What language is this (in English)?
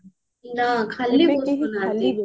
Odia